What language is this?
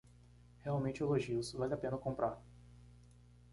Portuguese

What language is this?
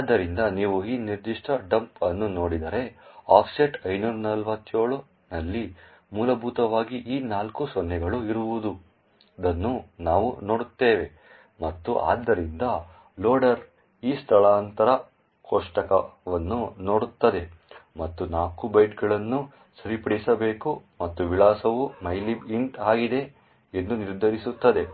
Kannada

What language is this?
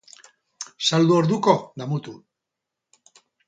Basque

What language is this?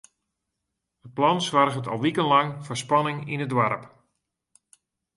Western Frisian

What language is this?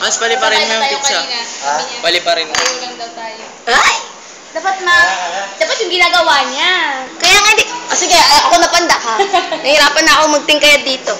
Indonesian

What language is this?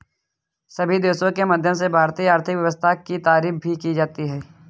Hindi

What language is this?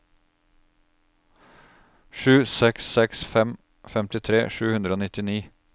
Norwegian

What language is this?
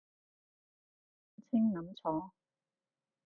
Cantonese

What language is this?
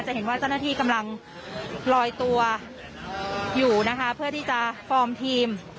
Thai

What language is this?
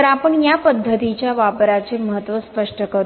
Marathi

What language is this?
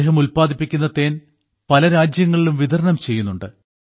Malayalam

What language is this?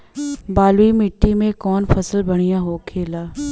Bhojpuri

